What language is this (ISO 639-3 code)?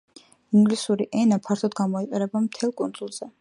kat